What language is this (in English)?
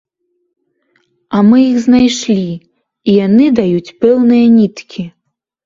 Belarusian